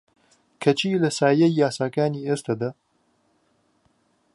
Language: Central Kurdish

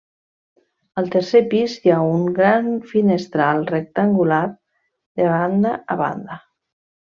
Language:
Catalan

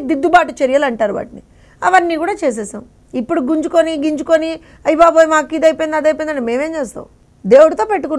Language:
Telugu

